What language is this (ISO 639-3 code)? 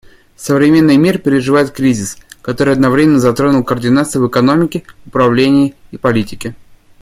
rus